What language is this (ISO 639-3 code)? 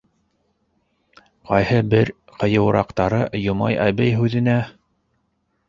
bak